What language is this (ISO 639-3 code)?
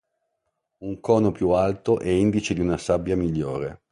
ita